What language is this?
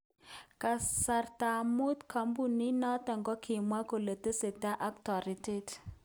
Kalenjin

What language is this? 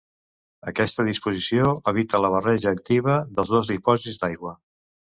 Catalan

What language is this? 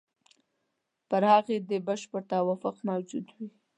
Pashto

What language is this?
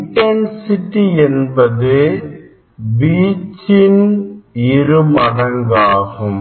Tamil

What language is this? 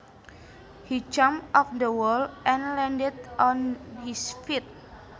Javanese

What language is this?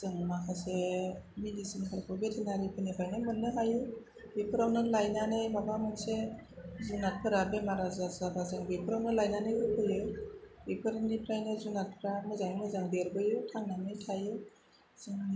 Bodo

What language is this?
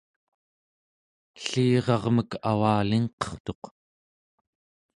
Central Yupik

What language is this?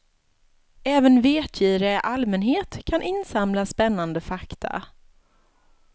Swedish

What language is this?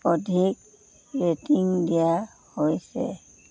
Assamese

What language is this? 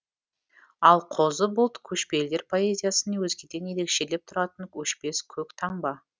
Kazakh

